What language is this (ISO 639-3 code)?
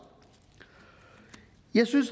dan